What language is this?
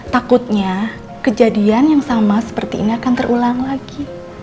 Indonesian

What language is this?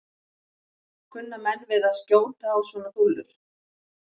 Icelandic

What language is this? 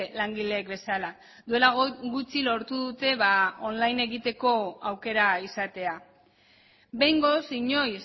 Basque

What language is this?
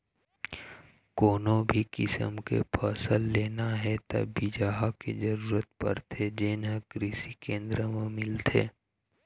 Chhattisgarhi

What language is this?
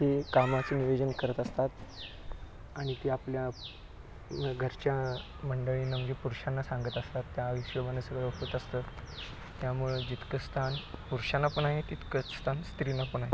Marathi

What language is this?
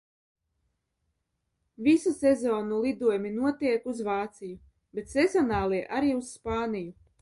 Latvian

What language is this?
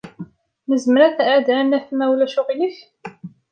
Kabyle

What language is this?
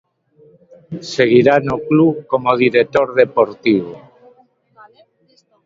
Galician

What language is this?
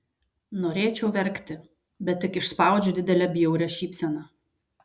Lithuanian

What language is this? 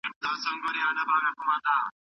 Pashto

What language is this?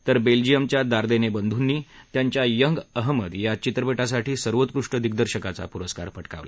Marathi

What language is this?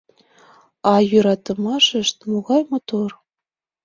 Mari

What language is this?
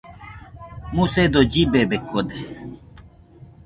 Nüpode Huitoto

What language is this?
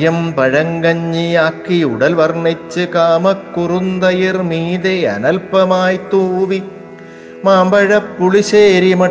Malayalam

